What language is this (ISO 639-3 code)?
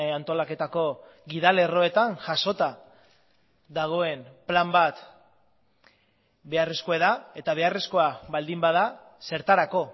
eus